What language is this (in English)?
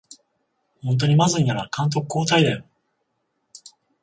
Japanese